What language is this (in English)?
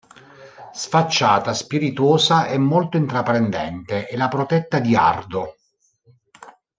Italian